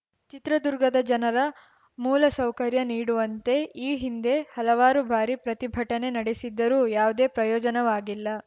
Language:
Kannada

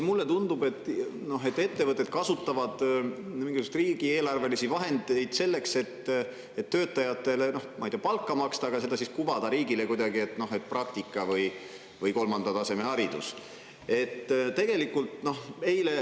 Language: Estonian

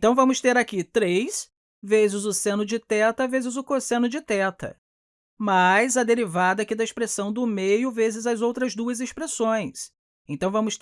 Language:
Portuguese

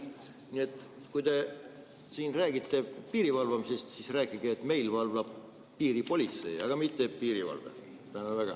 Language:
Estonian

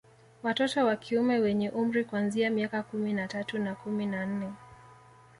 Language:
Swahili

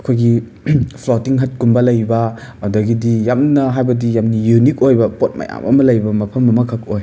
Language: Manipuri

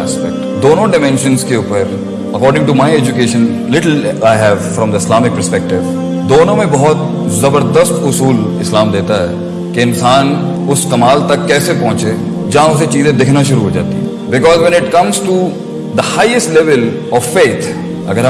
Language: Urdu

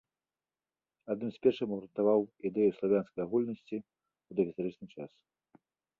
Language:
Belarusian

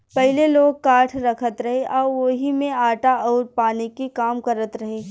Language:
Bhojpuri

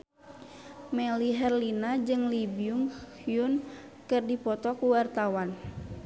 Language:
Sundanese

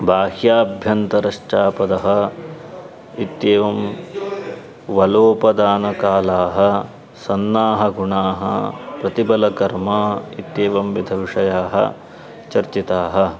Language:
Sanskrit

